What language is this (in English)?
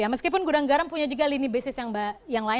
Indonesian